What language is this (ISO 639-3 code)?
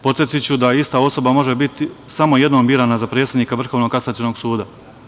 srp